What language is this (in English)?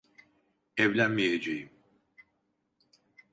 Turkish